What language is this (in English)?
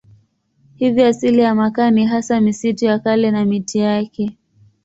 Swahili